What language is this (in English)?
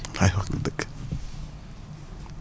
Wolof